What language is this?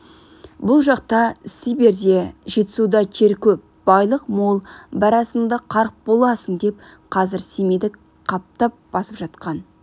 Kazakh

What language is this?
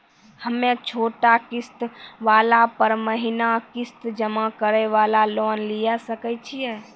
Maithili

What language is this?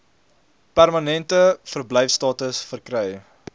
Afrikaans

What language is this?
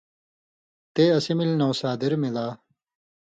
Indus Kohistani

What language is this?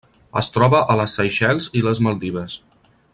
Catalan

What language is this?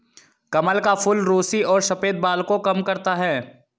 Hindi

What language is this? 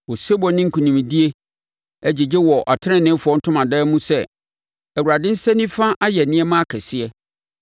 Akan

